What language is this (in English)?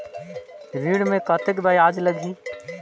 Chhattisgarhi